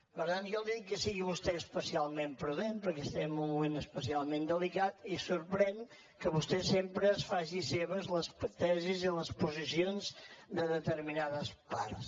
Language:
Catalan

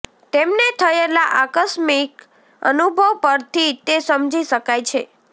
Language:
Gujarati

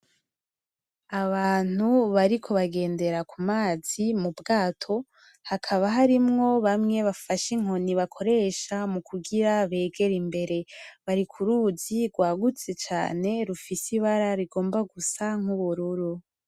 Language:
Rundi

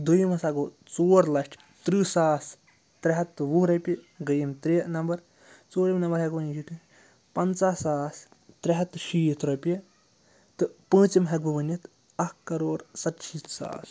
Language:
Kashmiri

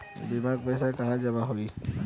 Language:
Bhojpuri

